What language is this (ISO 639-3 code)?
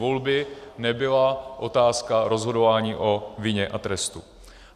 ces